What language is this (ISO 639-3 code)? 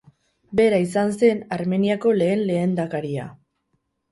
eus